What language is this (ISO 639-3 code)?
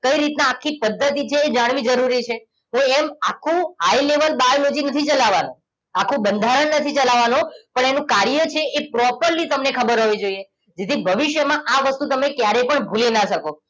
guj